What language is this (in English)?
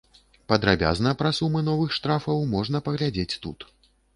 Belarusian